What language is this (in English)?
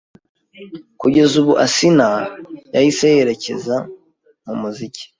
Kinyarwanda